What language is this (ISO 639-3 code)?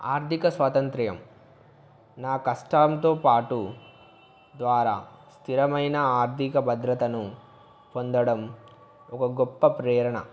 tel